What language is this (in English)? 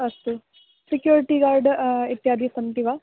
Sanskrit